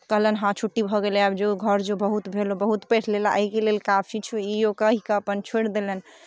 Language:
Maithili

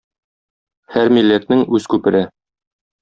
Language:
Tatar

